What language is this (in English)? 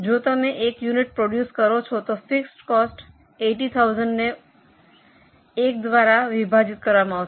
Gujarati